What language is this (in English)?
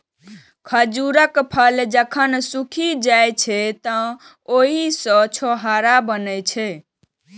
Maithili